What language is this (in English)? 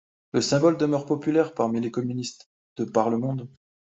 French